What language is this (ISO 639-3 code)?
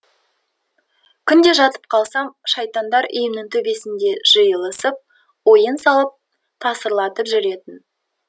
kaz